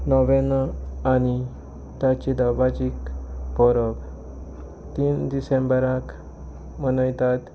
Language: Konkani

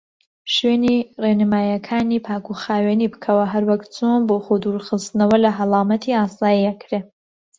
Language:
Central Kurdish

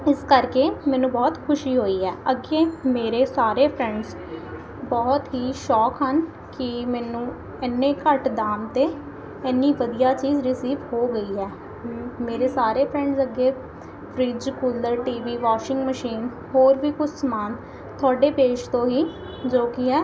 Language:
Punjabi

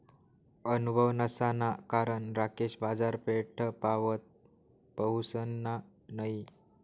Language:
Marathi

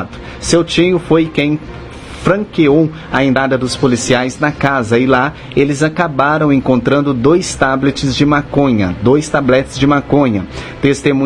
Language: Portuguese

